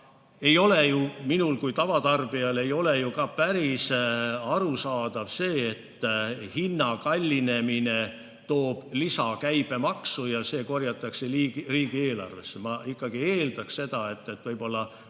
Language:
Estonian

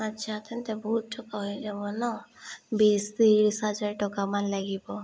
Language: Assamese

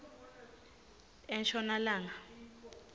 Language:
Swati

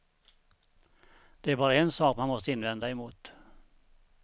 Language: Swedish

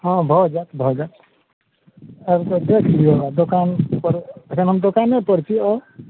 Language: Maithili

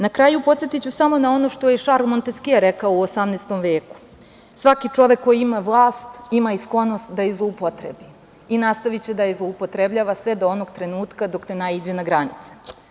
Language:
Serbian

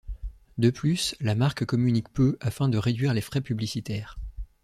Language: French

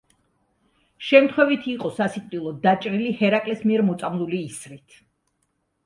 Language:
Georgian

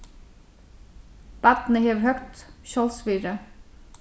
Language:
Faroese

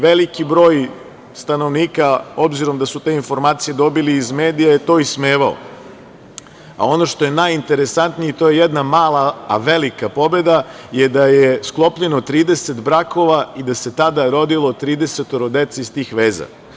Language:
Serbian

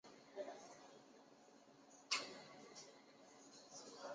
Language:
Chinese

